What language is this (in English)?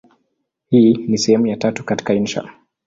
Swahili